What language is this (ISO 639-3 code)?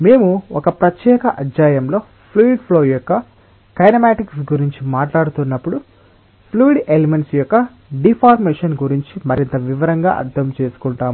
tel